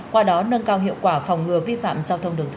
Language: Vietnamese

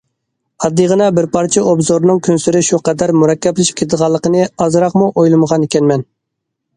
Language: Uyghur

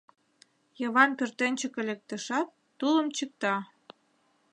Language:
Mari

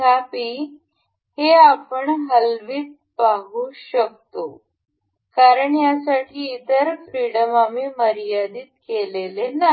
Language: Marathi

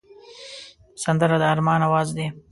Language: Pashto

